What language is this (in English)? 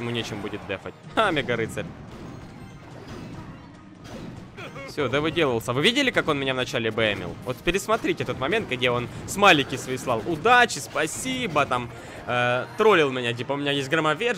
Russian